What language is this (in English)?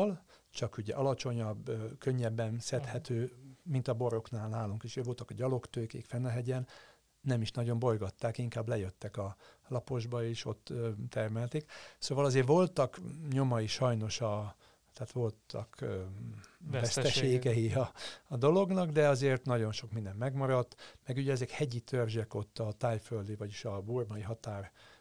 Hungarian